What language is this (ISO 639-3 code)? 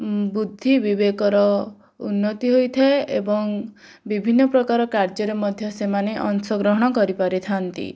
ori